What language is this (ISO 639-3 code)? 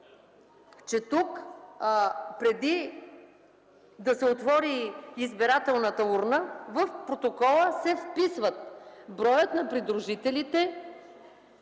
bul